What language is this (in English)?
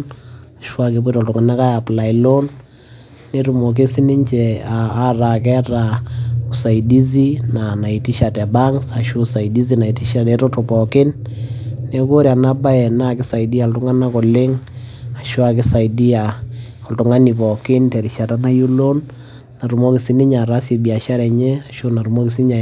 Masai